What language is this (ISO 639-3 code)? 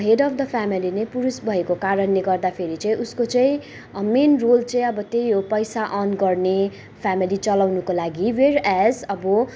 nep